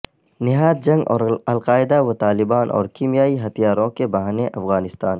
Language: Urdu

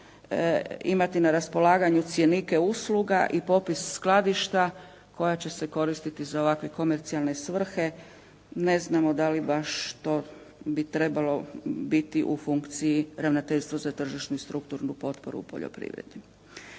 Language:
Croatian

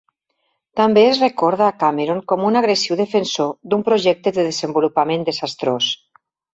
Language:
Catalan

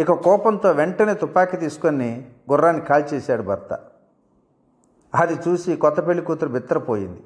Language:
Telugu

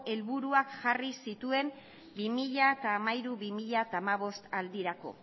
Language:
Basque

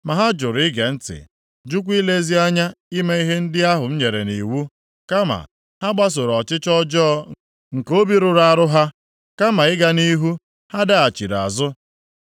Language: Igbo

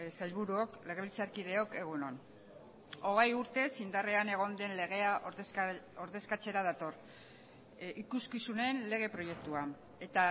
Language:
Basque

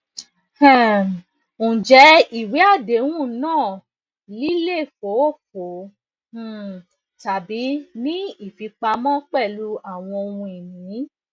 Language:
Yoruba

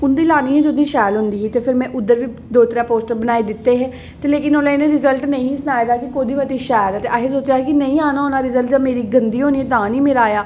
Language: Dogri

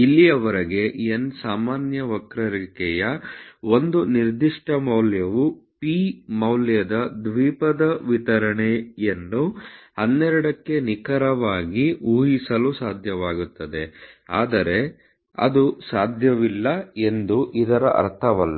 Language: Kannada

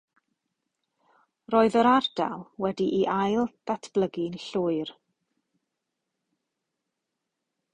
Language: Welsh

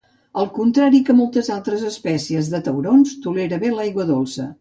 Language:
Catalan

